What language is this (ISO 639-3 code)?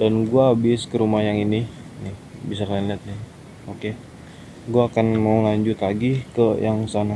ind